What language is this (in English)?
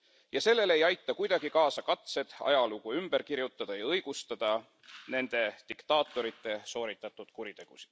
Estonian